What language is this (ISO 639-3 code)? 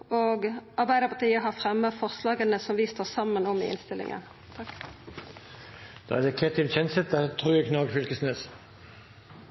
nor